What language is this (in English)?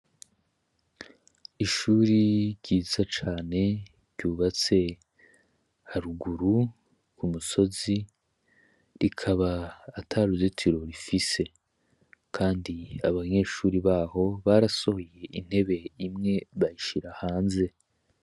Rundi